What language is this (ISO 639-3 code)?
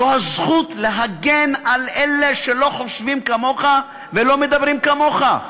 heb